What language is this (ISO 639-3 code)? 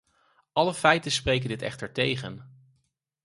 nld